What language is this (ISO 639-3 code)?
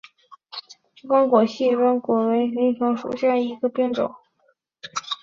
zho